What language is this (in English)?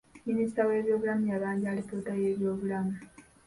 Ganda